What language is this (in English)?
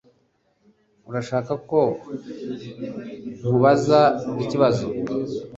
Kinyarwanda